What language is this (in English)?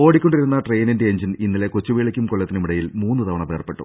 Malayalam